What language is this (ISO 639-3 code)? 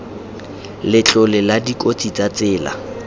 tsn